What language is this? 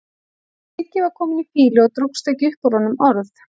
Icelandic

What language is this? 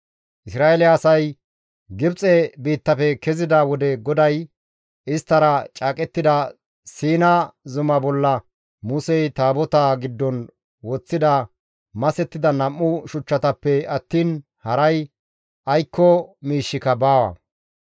Gamo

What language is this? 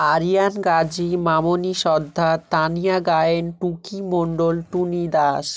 Bangla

